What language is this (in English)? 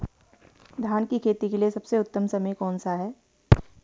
Hindi